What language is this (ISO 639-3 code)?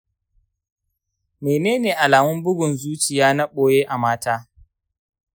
hau